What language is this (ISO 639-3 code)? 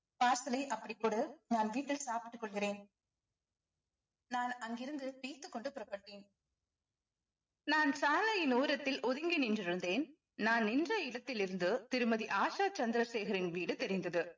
tam